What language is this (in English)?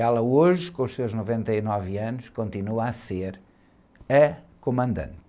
Portuguese